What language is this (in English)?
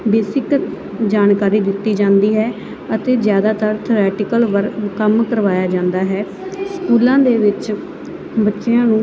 Punjabi